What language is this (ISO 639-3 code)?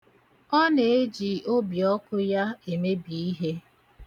ibo